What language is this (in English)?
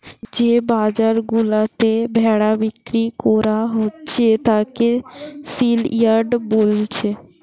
Bangla